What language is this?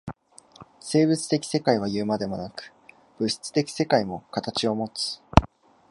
Japanese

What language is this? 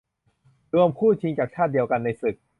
Thai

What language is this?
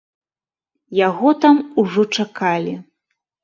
Belarusian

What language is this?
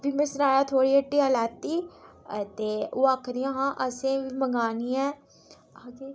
Dogri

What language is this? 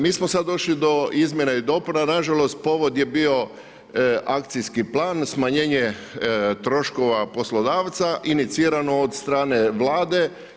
Croatian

